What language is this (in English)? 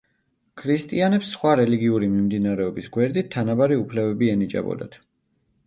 Georgian